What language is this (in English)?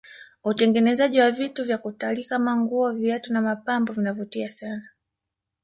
Swahili